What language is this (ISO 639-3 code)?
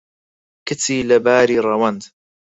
ckb